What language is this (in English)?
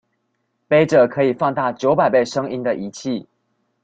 Chinese